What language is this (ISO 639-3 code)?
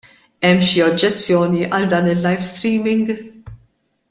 mlt